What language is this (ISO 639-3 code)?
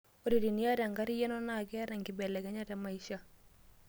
mas